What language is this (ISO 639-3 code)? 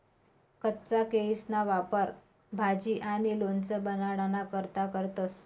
mar